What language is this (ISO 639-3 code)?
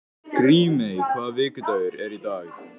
isl